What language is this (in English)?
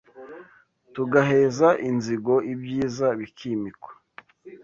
Kinyarwanda